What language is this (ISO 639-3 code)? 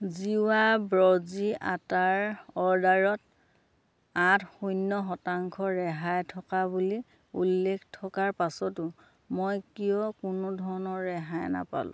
asm